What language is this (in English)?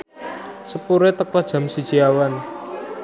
Javanese